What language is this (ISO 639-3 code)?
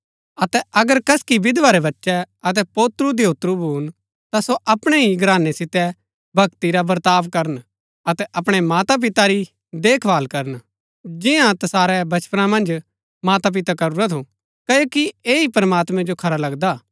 gbk